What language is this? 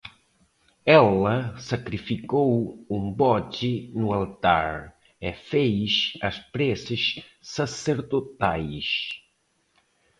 Portuguese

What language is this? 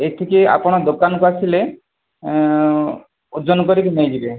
Odia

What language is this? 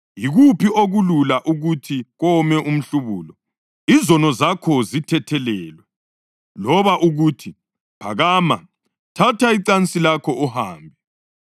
North Ndebele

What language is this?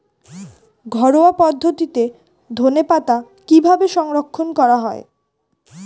Bangla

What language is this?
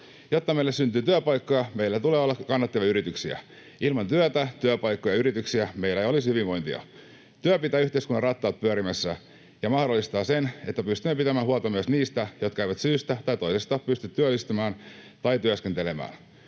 Finnish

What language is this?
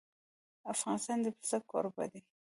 Pashto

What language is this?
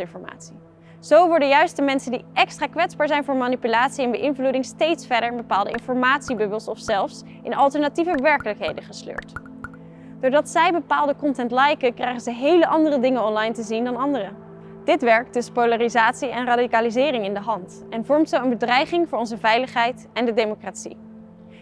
Dutch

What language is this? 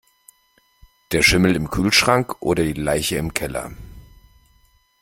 German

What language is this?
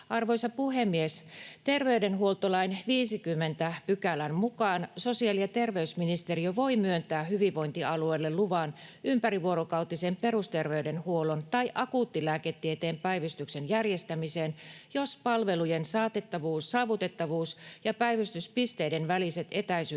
Finnish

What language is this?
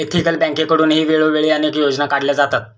Marathi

